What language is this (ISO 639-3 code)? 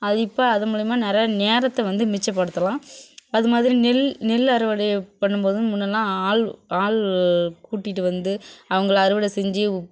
tam